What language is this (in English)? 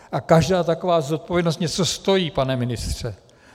Czech